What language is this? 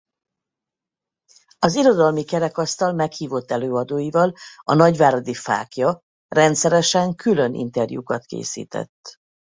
Hungarian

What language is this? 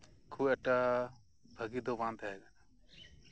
Santali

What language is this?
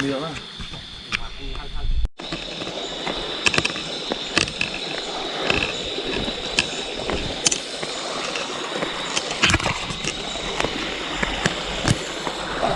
Vietnamese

